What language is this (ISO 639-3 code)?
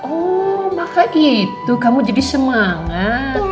ind